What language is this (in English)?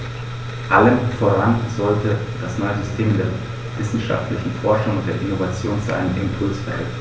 German